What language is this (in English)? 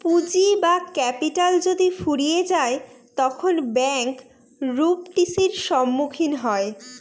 Bangla